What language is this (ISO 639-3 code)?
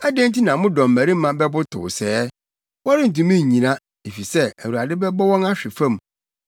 aka